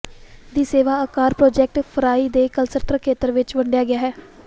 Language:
Punjabi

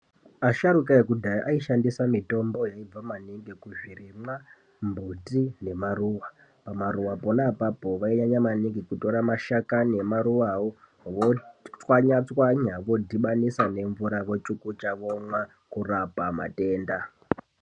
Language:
Ndau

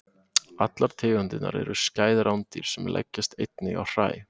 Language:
Icelandic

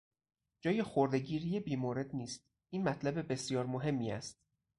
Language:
Persian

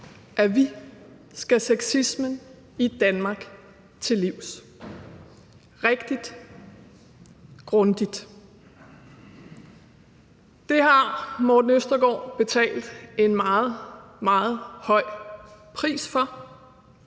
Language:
Danish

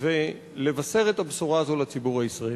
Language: Hebrew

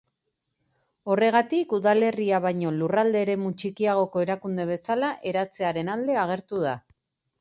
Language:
Basque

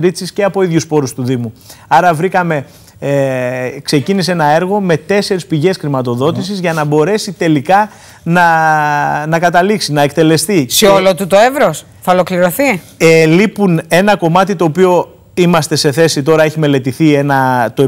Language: Greek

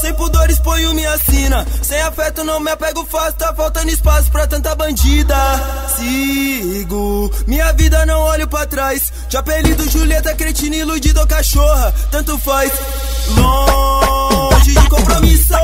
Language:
Romanian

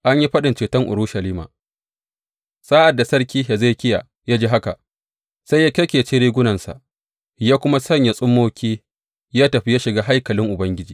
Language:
Hausa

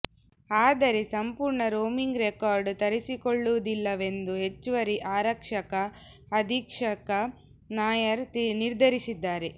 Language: Kannada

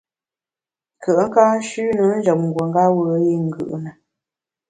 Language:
Bamun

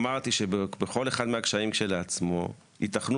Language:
Hebrew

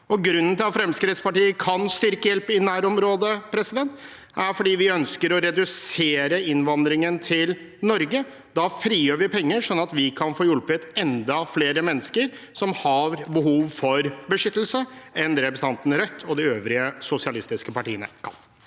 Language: Norwegian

